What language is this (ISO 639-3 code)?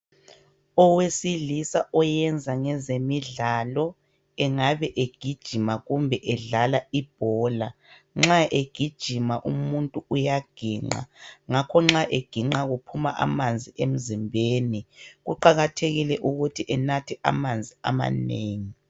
nde